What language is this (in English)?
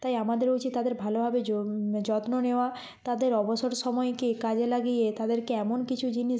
Bangla